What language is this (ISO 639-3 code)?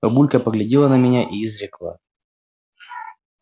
rus